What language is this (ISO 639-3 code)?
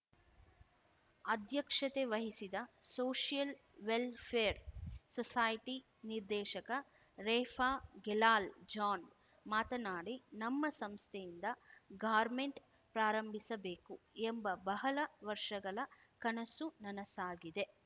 kan